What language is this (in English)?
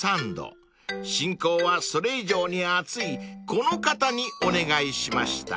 Japanese